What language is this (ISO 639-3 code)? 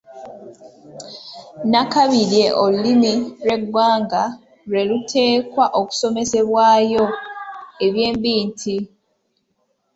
lug